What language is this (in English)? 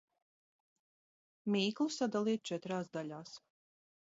Latvian